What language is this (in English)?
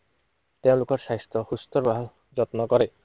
Assamese